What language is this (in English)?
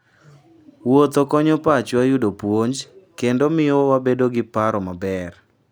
Luo (Kenya and Tanzania)